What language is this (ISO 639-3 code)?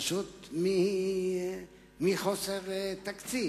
heb